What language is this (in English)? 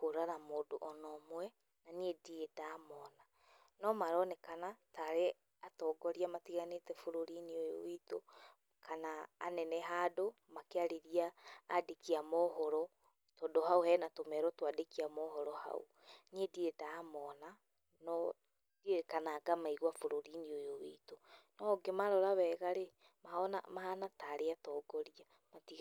Kikuyu